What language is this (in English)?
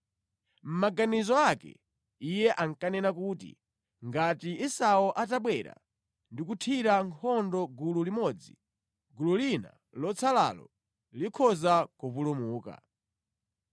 Nyanja